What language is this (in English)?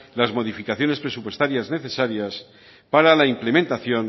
Spanish